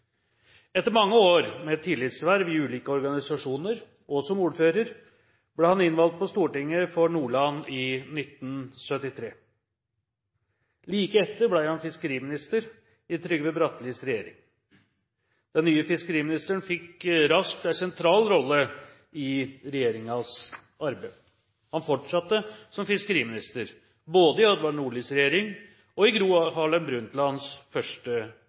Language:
Norwegian Bokmål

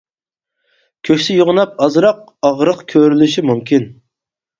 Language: Uyghur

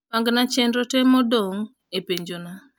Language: Luo (Kenya and Tanzania)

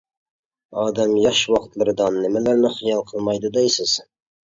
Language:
Uyghur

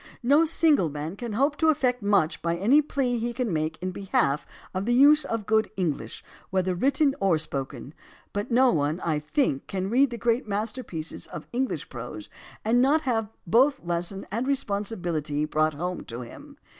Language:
English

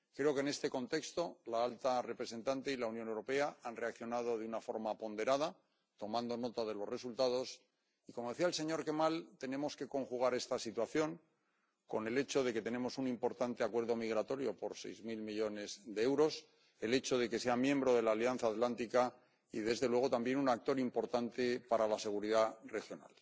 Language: Spanish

